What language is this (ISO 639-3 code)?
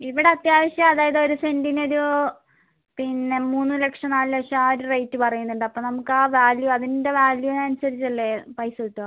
mal